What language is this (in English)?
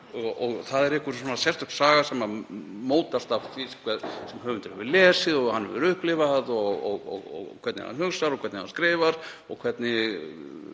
Icelandic